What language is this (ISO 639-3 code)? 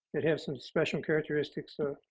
eng